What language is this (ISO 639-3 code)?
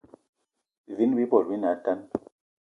eto